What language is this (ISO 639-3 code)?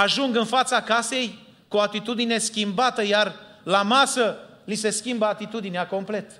ron